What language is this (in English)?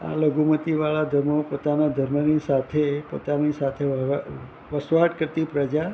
Gujarati